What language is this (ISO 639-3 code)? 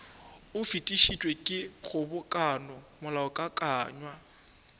nso